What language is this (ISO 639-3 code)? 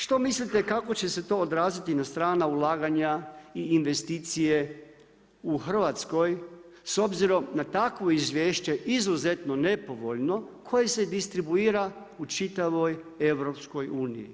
hrv